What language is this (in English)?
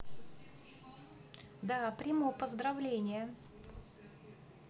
Russian